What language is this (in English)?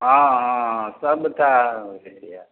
Maithili